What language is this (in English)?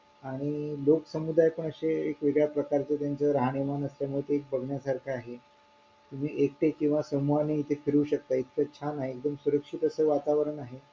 Marathi